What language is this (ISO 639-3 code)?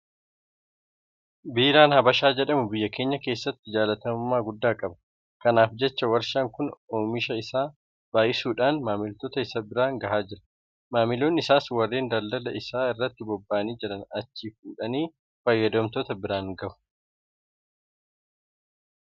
orm